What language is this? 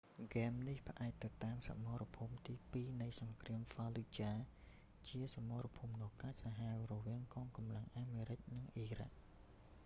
Khmer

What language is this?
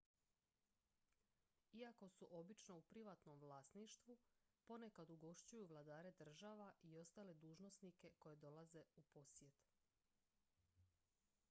Croatian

